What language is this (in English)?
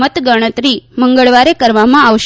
Gujarati